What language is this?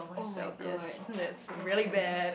English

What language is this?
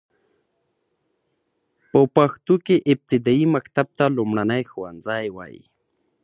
Pashto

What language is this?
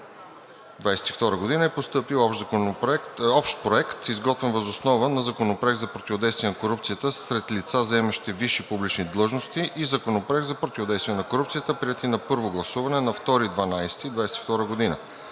Bulgarian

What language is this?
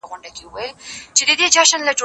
Pashto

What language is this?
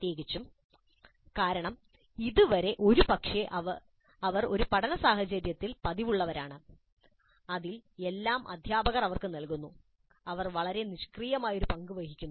Malayalam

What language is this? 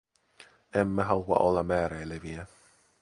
Finnish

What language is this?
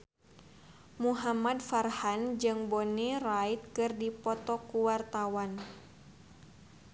Sundanese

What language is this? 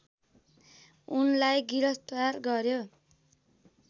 Nepali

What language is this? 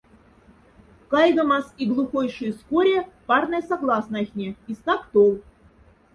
Moksha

